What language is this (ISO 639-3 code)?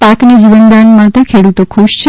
guj